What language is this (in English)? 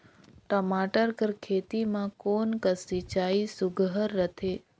Chhattisgarhi